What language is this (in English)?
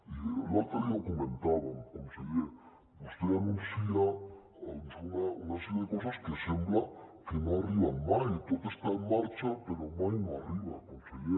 Catalan